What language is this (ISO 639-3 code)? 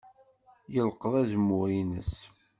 kab